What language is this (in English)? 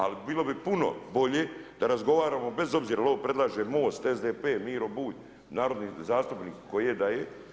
Croatian